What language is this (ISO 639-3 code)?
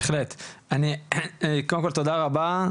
heb